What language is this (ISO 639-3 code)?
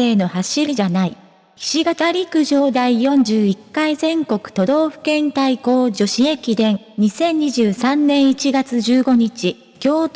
jpn